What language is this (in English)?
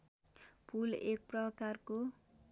Nepali